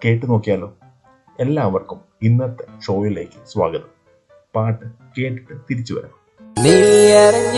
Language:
Malayalam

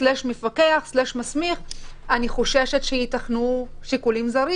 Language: Hebrew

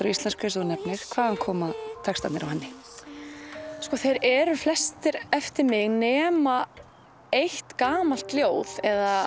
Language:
Icelandic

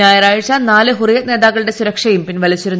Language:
Malayalam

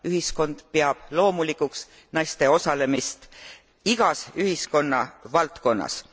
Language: Estonian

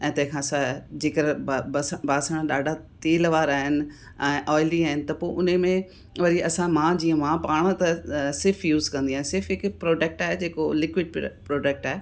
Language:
Sindhi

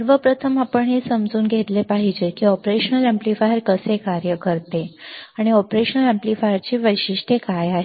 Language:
Marathi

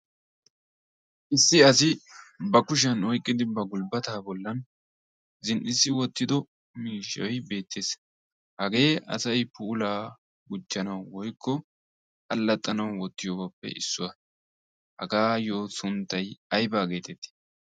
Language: Wolaytta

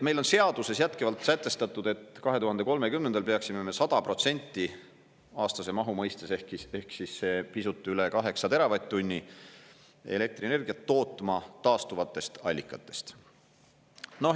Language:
Estonian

